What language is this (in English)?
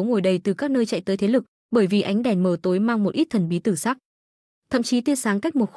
Vietnamese